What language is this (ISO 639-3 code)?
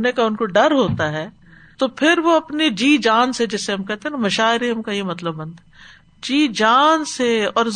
urd